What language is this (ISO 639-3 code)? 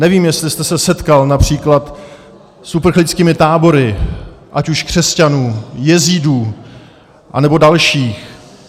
ces